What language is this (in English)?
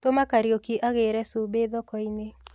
Kikuyu